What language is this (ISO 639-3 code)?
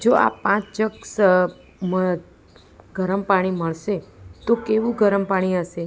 guj